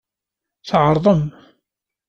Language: Kabyle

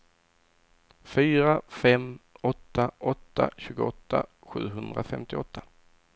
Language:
Swedish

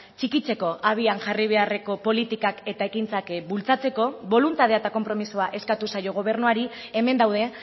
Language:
Basque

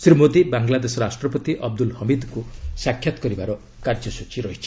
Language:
Odia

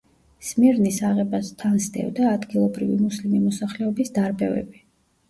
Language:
Georgian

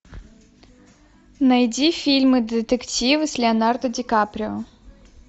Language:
Russian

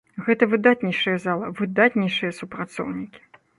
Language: Belarusian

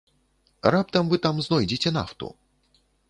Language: Belarusian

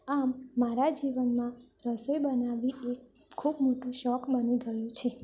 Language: Gujarati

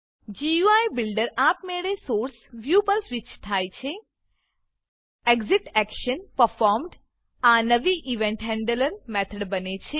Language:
Gujarati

